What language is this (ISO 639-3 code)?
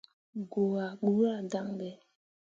mua